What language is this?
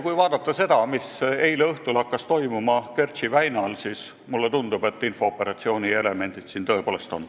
Estonian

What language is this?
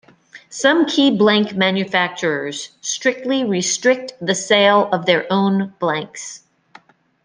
English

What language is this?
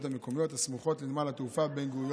Hebrew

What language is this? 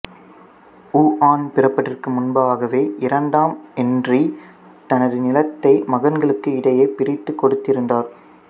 Tamil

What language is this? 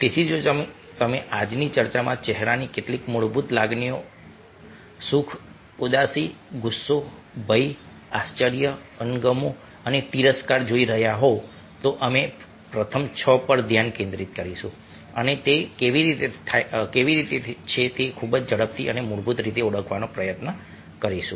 Gujarati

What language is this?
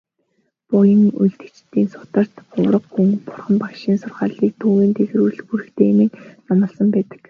Mongolian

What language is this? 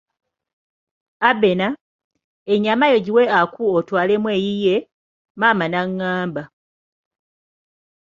Ganda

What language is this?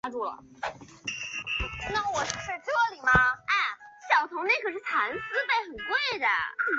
Chinese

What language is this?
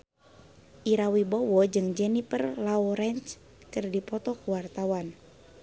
Sundanese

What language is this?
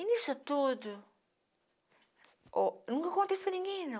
Portuguese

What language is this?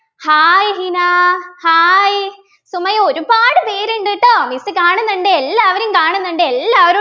Malayalam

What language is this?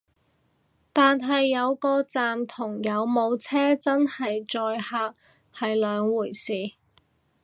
Cantonese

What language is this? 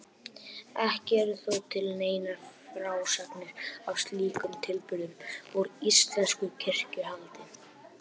Icelandic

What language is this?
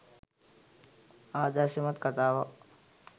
Sinhala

